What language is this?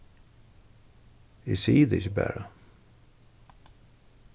Faroese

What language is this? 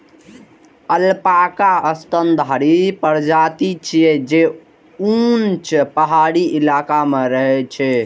Maithili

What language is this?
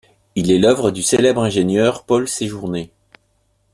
French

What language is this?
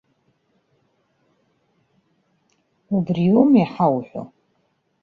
Abkhazian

